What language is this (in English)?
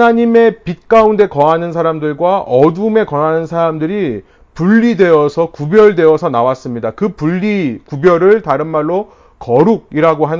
Korean